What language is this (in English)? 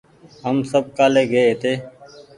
Goaria